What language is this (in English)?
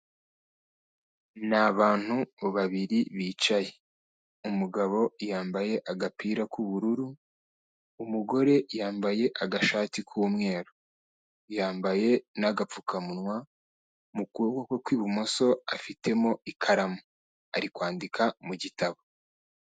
Kinyarwanda